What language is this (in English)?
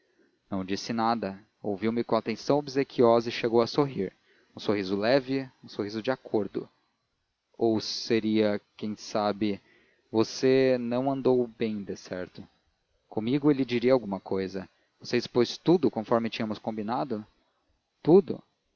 Portuguese